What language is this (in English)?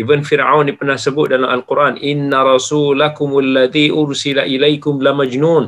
Malay